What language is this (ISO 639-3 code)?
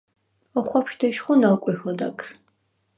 sva